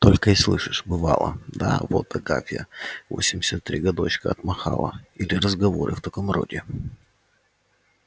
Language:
Russian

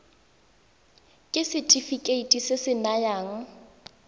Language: Tswana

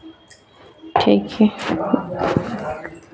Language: Maithili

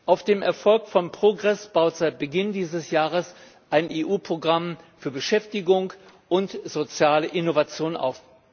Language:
German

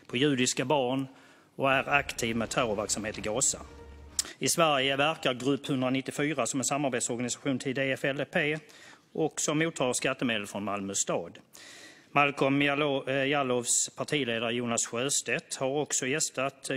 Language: Swedish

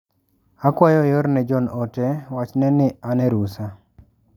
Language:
Luo (Kenya and Tanzania)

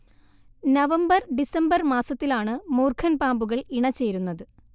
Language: Malayalam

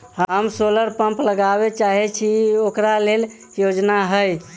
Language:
Maithili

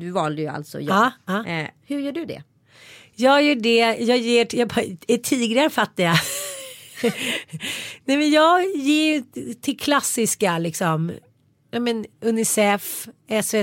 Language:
Swedish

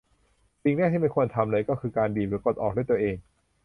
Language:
Thai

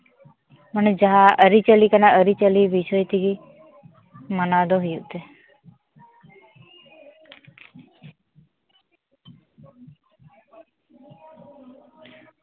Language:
Santali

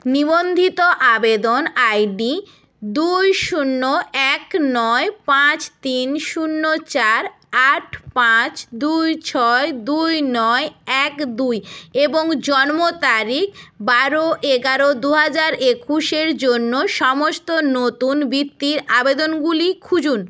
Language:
Bangla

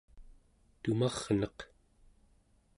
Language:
Central Yupik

